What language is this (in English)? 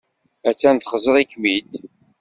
Kabyle